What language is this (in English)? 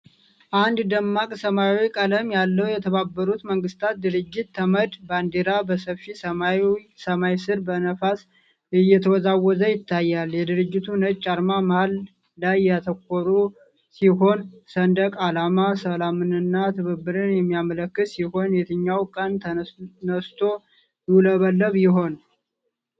Amharic